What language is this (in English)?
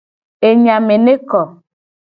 Gen